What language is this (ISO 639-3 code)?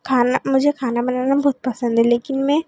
hin